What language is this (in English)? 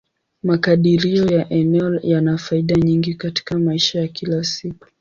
Swahili